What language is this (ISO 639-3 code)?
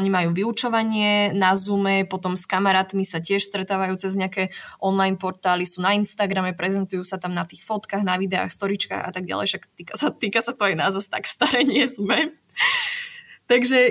slk